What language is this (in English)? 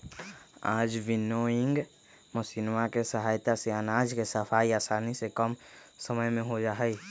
Magahi